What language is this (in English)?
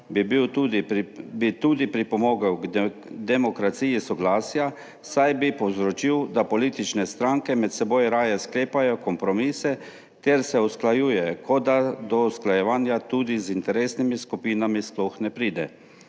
Slovenian